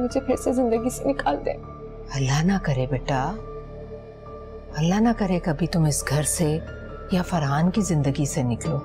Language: Hindi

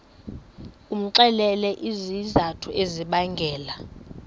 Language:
Xhosa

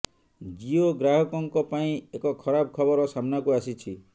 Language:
Odia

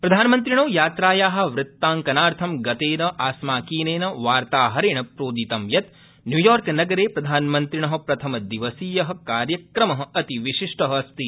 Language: Sanskrit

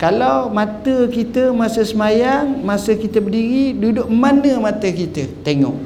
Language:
Malay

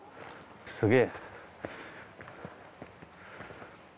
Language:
Japanese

